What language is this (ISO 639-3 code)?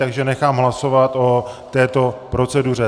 ces